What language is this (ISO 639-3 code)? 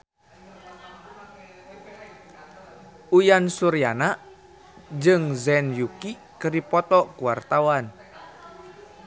sun